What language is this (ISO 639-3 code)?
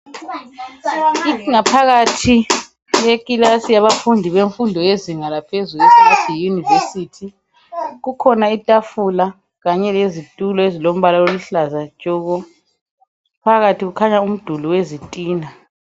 nde